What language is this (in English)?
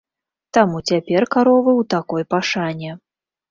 Belarusian